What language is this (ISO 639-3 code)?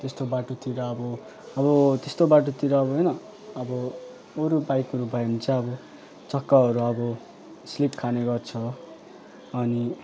nep